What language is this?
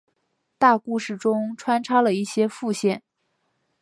Chinese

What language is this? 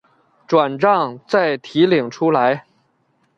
Chinese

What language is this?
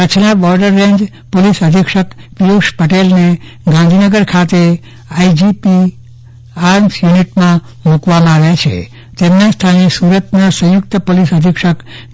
Gujarati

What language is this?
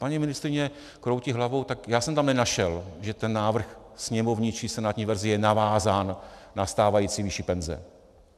Czech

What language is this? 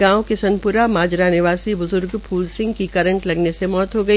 Hindi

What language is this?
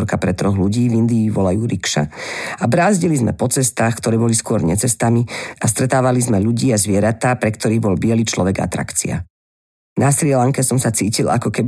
Slovak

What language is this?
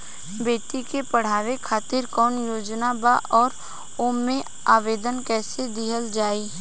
Bhojpuri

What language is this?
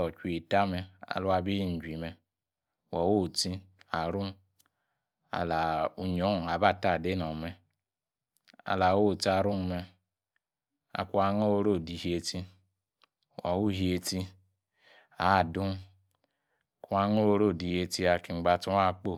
Yace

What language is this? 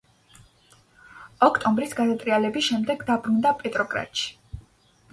Georgian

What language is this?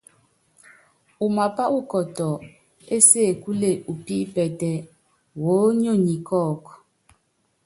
Yangben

